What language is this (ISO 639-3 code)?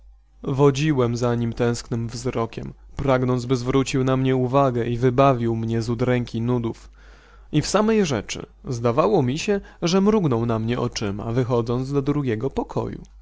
pol